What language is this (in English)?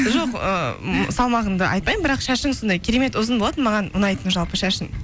Kazakh